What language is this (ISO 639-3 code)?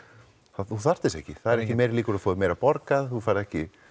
isl